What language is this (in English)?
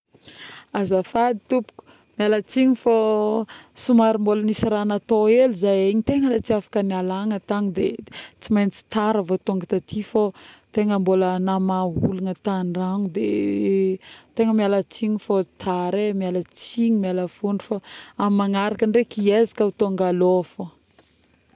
Northern Betsimisaraka Malagasy